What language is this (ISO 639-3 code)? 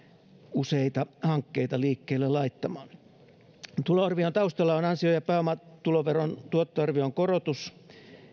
fin